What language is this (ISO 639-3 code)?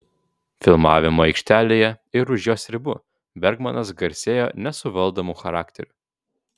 lit